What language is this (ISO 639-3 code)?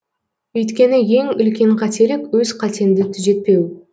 kaz